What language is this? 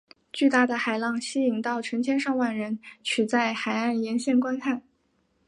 Chinese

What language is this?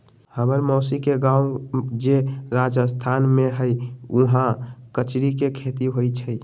Magahi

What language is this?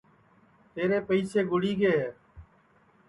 Sansi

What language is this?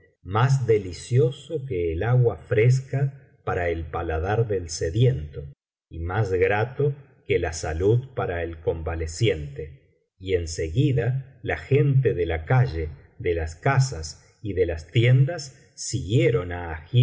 Spanish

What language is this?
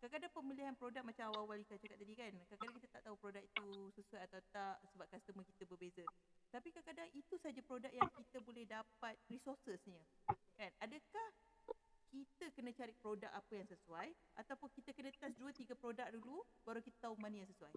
Malay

